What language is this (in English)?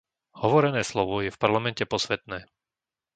Slovak